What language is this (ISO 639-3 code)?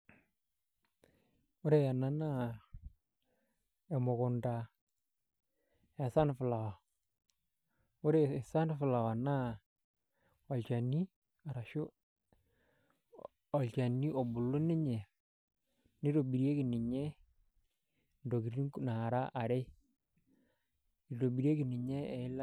mas